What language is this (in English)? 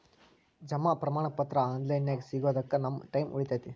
Kannada